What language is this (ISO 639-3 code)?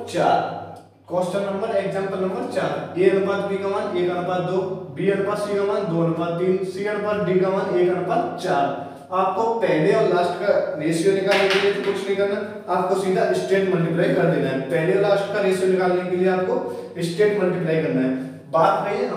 hin